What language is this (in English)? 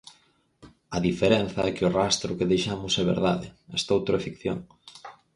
Galician